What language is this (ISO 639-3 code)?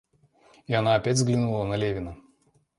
rus